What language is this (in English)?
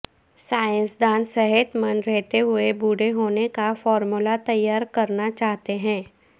Urdu